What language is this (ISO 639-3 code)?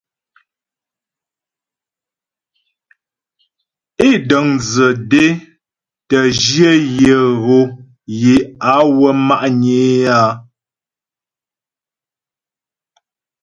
bbj